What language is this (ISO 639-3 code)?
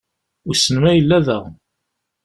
kab